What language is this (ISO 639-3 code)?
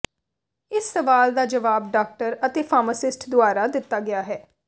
pan